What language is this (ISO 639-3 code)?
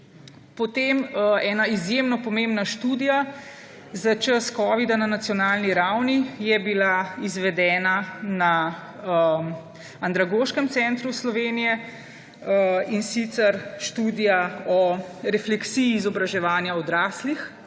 slv